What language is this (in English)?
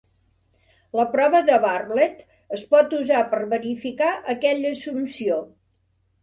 Catalan